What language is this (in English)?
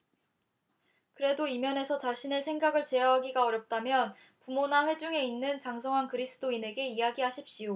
Korean